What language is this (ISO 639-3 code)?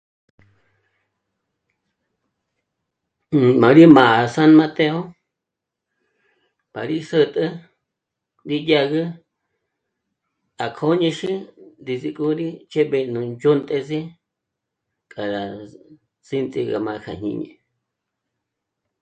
mmc